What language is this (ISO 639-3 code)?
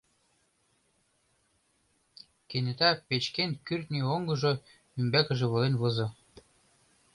chm